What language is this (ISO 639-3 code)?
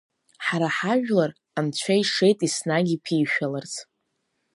abk